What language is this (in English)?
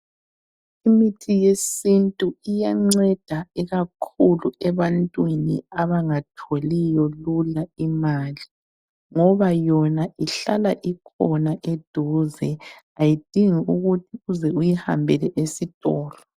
North Ndebele